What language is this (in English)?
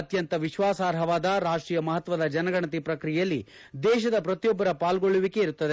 Kannada